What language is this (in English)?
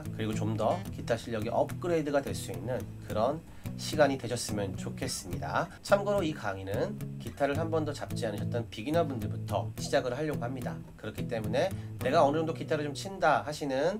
Korean